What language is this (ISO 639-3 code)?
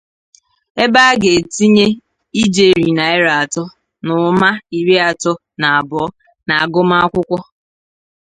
ibo